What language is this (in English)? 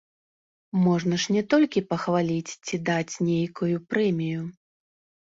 Belarusian